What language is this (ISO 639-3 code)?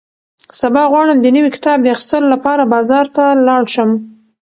pus